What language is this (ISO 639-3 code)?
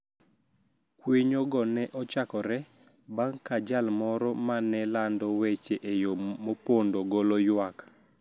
luo